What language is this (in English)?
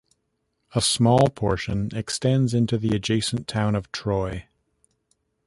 English